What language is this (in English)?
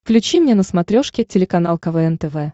Russian